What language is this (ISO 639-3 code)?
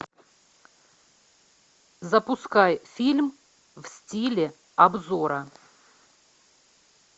rus